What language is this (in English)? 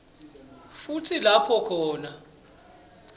Swati